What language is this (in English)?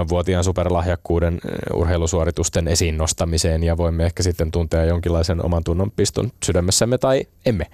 Finnish